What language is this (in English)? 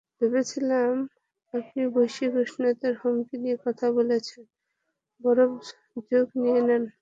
Bangla